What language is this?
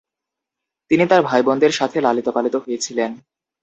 Bangla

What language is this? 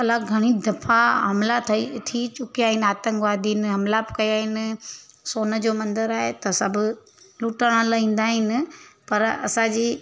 Sindhi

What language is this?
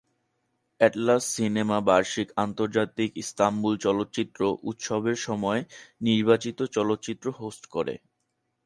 Bangla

